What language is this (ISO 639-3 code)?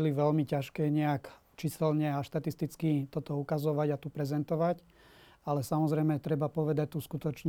slk